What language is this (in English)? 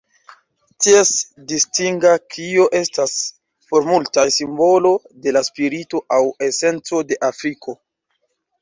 Esperanto